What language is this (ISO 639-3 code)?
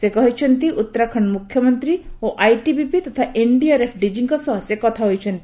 ori